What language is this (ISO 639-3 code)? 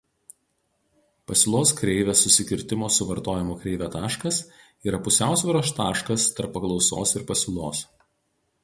lit